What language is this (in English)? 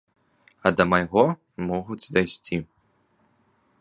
Belarusian